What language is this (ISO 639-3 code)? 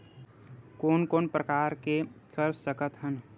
hne